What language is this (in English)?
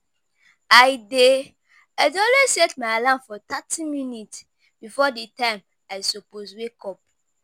Nigerian Pidgin